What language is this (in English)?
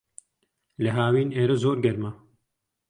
Central Kurdish